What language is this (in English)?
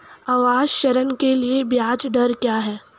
Hindi